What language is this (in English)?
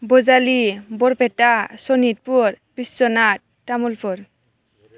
Bodo